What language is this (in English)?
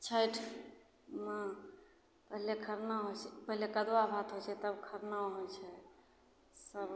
Maithili